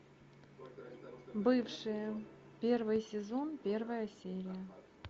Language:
Russian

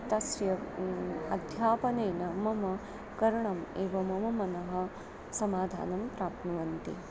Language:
Sanskrit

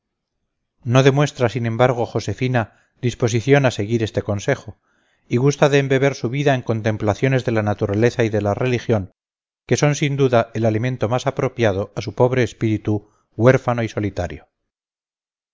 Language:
Spanish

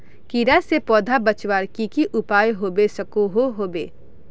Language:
Magahi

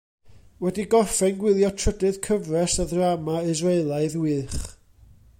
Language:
Welsh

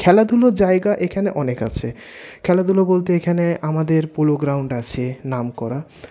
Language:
Bangla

